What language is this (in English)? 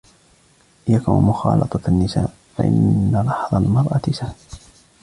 Arabic